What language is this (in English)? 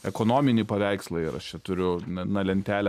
Lithuanian